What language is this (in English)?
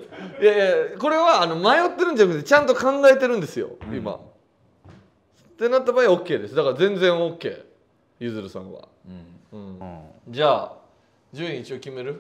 Japanese